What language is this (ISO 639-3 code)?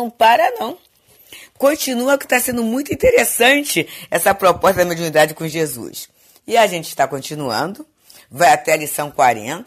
por